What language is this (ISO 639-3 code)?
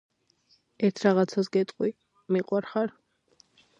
kat